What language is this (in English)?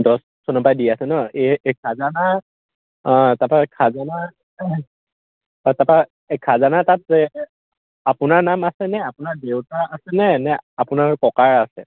Assamese